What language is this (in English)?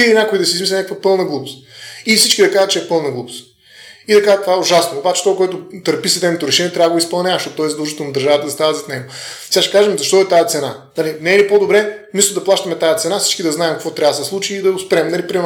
Bulgarian